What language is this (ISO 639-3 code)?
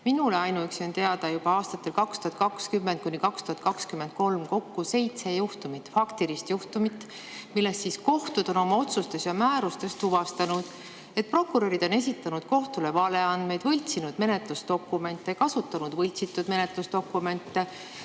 est